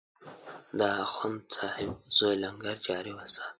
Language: Pashto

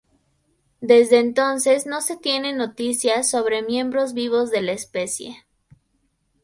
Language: Spanish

